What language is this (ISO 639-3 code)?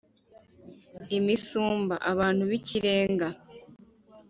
kin